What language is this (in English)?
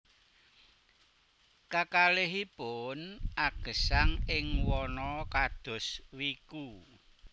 Javanese